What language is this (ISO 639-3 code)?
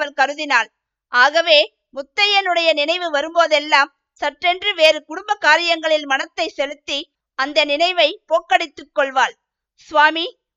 tam